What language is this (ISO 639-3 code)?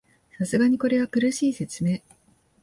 jpn